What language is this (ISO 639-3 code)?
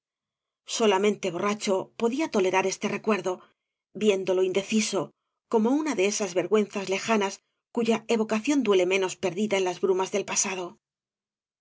spa